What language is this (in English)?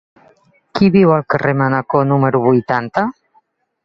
Catalan